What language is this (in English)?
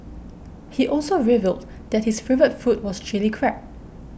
English